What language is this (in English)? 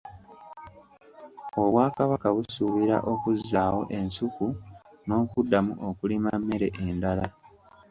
Ganda